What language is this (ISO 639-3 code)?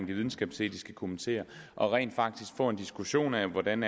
dan